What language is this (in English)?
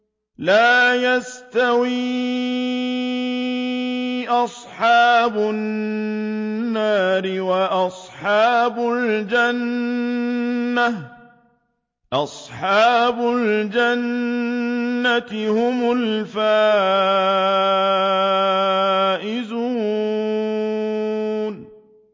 Arabic